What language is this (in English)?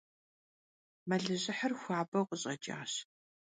Kabardian